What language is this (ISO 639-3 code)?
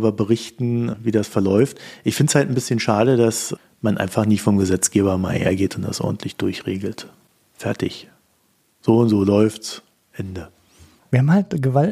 deu